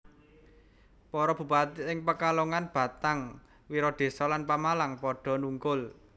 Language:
Javanese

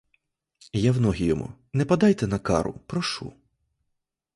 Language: Ukrainian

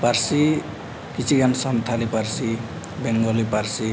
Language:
Santali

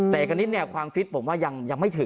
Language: Thai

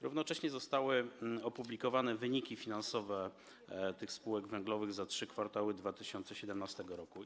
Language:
Polish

